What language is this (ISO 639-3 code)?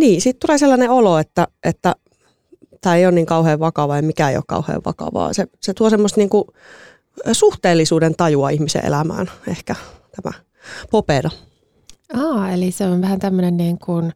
fin